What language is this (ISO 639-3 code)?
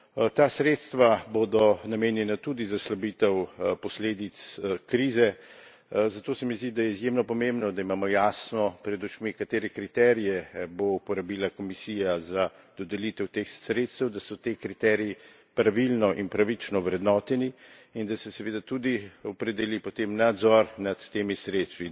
slv